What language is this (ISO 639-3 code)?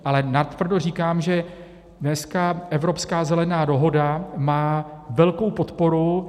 ces